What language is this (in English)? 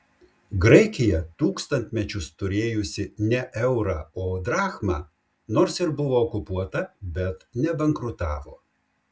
Lithuanian